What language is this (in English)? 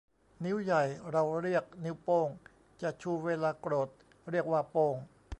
Thai